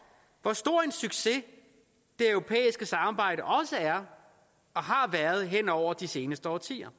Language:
Danish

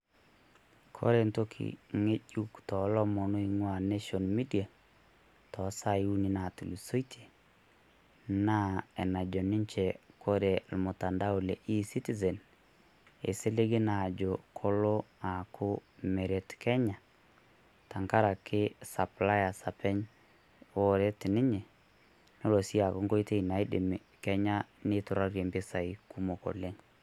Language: Masai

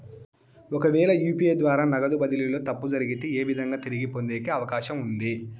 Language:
Telugu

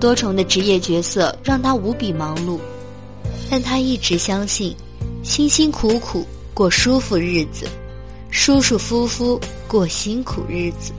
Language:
Chinese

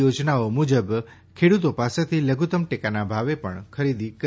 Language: Gujarati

